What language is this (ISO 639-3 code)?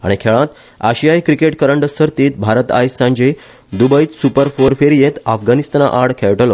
kok